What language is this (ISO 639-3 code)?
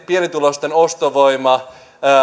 fin